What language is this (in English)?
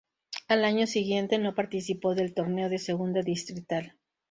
Spanish